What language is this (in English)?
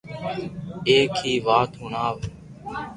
Loarki